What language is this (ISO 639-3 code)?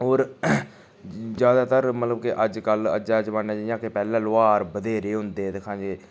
doi